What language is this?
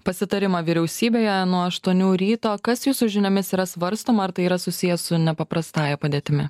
Lithuanian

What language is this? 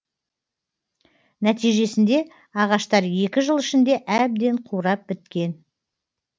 Kazakh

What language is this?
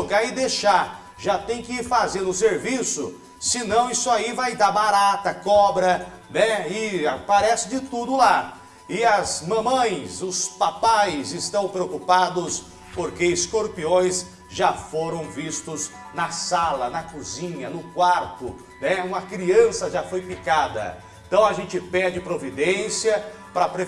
Portuguese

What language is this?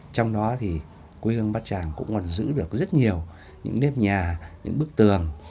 Vietnamese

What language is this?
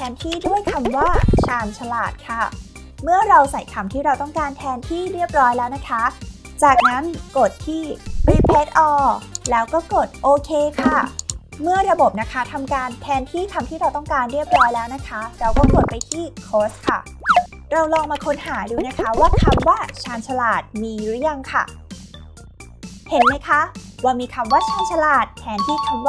Thai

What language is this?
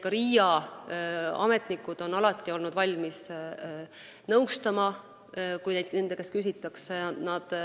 Estonian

